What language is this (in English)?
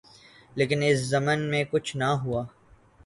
Urdu